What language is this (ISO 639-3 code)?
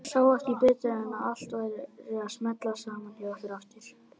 isl